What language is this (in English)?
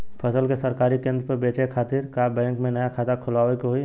Bhojpuri